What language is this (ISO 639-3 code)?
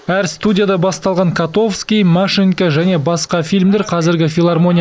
kaz